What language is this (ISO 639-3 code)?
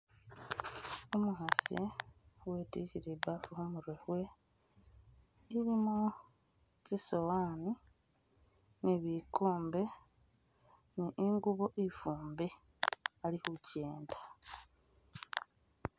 myx